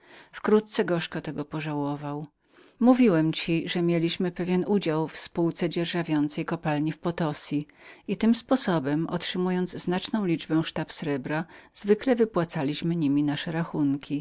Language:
Polish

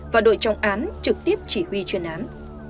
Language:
Vietnamese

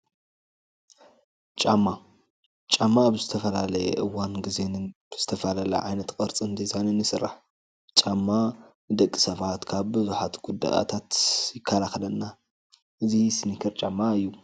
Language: Tigrinya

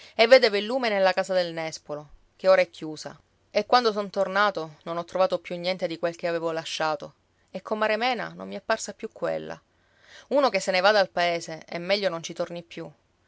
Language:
Italian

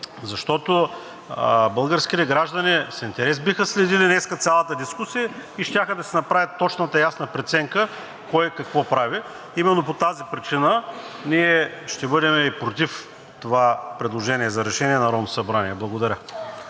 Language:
Bulgarian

